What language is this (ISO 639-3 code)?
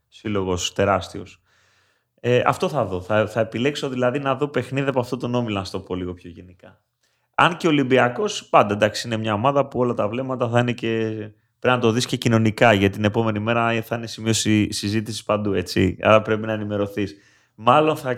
ell